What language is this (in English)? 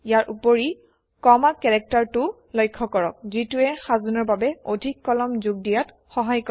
Assamese